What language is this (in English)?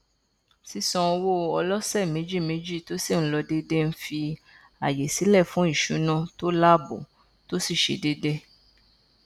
Yoruba